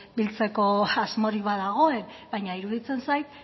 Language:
Basque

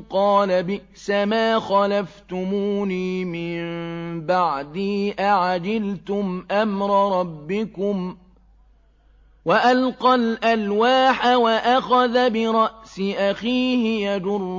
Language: Arabic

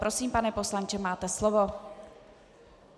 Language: Czech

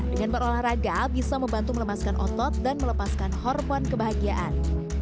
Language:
Indonesian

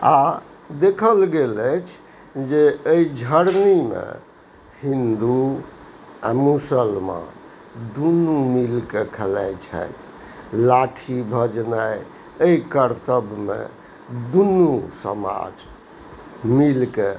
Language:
Maithili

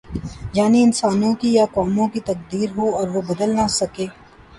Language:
Urdu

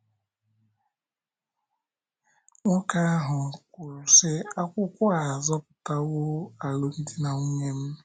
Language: Igbo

